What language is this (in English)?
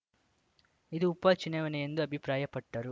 Kannada